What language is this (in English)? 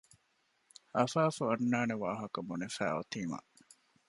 Divehi